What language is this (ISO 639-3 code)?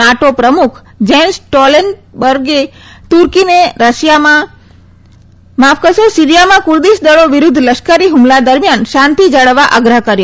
guj